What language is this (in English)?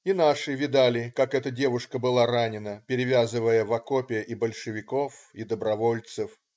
Russian